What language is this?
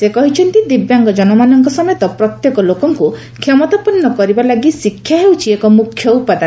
Odia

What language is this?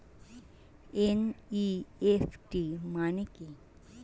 Bangla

